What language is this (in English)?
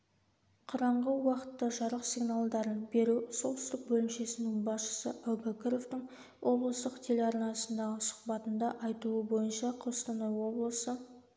Kazakh